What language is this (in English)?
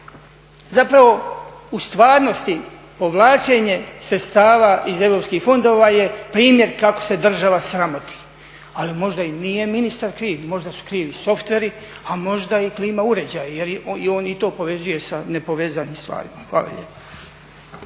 Croatian